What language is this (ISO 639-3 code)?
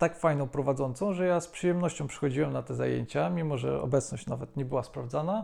pol